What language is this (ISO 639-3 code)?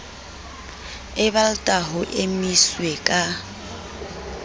sot